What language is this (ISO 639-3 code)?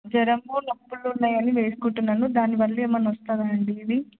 tel